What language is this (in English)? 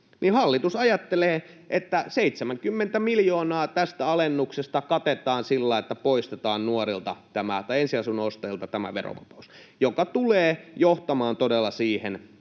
Finnish